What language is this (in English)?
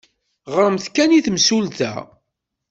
Kabyle